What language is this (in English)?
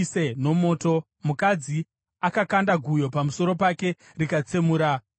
Shona